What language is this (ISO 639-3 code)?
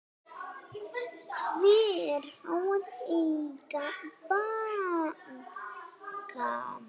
isl